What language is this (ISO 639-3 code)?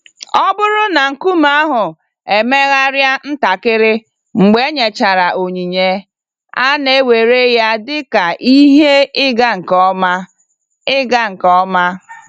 ibo